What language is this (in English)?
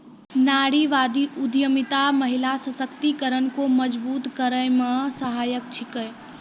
Maithili